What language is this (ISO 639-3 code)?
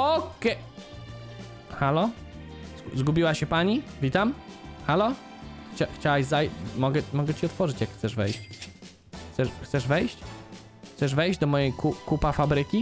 pol